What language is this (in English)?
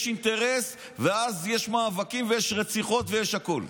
Hebrew